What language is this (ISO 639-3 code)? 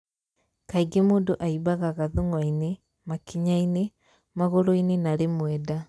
kik